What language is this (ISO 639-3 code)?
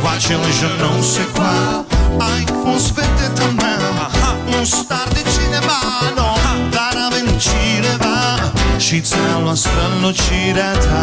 ell